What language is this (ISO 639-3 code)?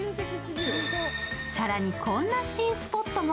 jpn